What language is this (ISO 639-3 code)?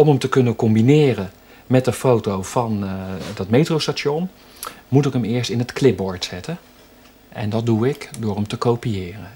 nld